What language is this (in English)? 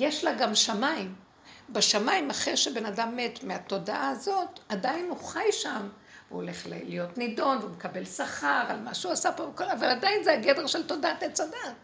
Hebrew